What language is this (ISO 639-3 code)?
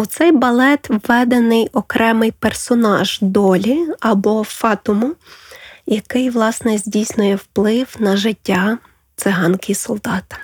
ukr